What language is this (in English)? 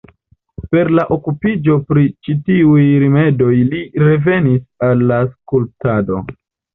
Esperanto